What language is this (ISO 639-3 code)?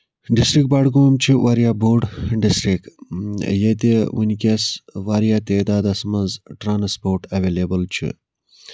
kas